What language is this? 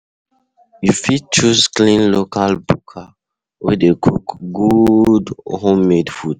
Nigerian Pidgin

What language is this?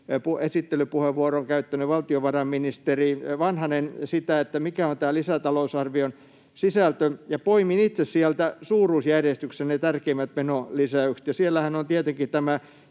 Finnish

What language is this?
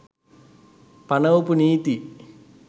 Sinhala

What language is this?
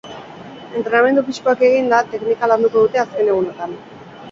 Basque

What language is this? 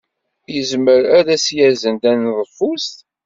Kabyle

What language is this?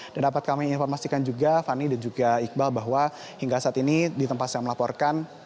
Indonesian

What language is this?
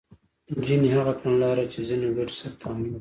Pashto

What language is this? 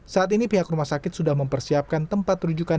Indonesian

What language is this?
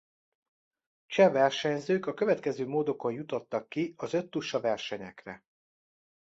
Hungarian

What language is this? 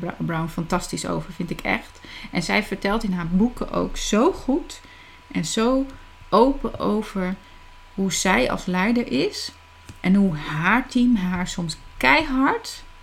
Dutch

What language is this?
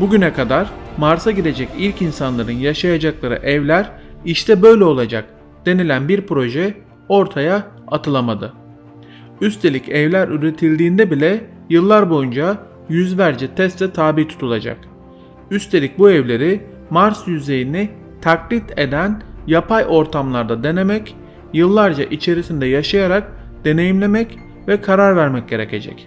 Turkish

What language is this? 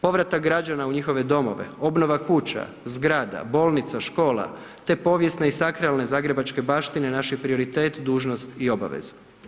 Croatian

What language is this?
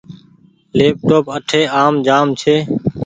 Goaria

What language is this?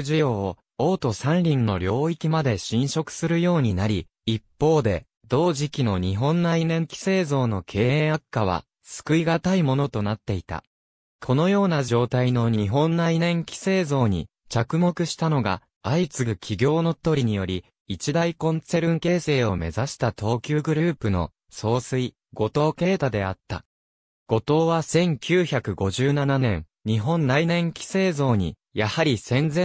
Japanese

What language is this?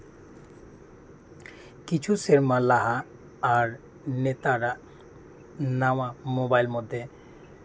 Santali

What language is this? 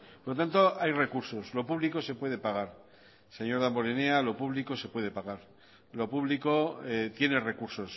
Spanish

